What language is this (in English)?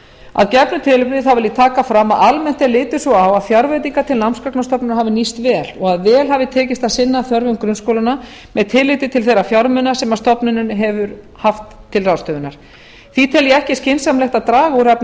Icelandic